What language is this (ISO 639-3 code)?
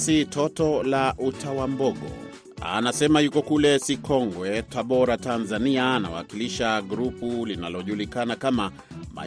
swa